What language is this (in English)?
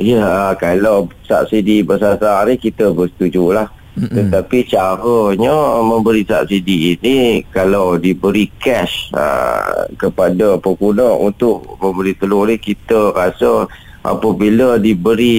Malay